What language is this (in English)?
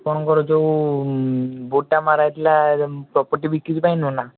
Odia